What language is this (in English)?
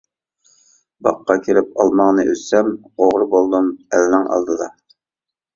Uyghur